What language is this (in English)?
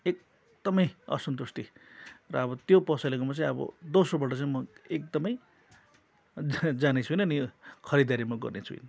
Nepali